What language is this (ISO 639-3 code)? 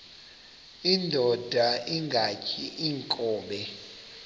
xho